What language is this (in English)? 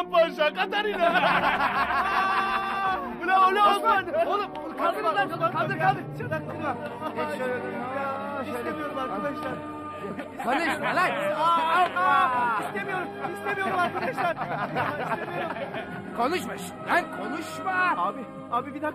Turkish